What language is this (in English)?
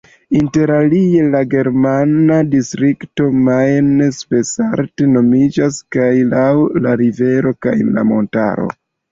Esperanto